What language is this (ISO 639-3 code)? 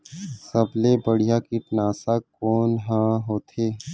hne